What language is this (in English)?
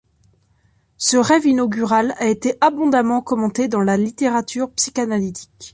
French